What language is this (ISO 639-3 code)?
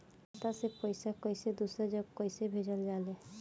bho